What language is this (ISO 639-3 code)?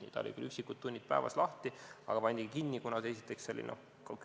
est